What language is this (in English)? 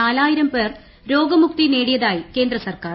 Malayalam